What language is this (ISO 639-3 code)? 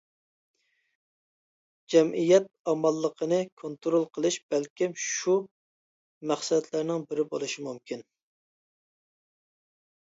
uig